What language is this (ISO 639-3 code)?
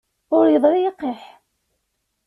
kab